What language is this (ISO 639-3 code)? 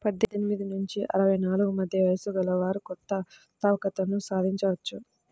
tel